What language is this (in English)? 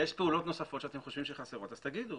Hebrew